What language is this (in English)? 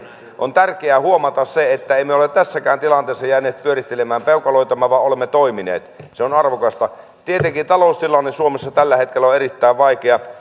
Finnish